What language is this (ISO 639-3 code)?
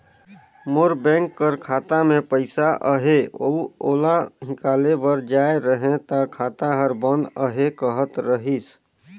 hne